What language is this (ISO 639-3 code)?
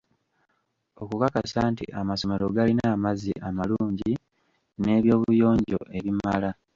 lug